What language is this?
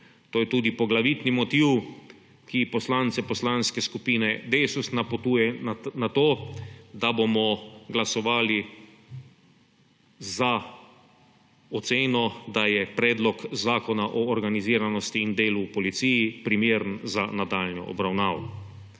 Slovenian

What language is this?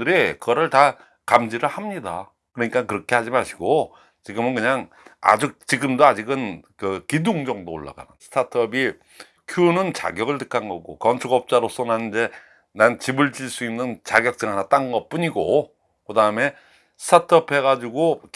Korean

